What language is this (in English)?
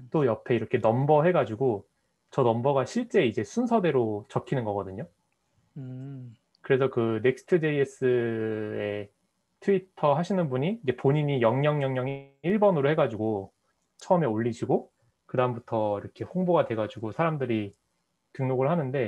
Korean